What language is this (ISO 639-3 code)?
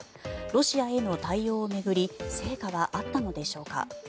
jpn